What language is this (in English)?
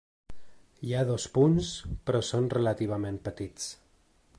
Catalan